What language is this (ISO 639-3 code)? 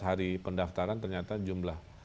ind